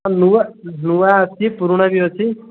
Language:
Odia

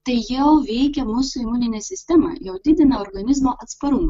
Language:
Lithuanian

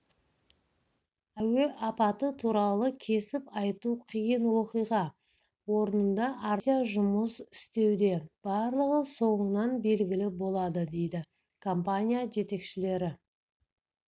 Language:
Kazakh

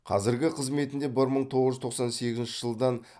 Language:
Kazakh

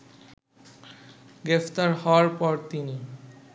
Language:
Bangla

